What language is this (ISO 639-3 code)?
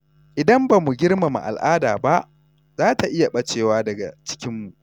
hau